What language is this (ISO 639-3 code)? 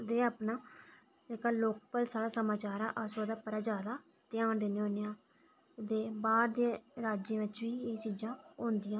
doi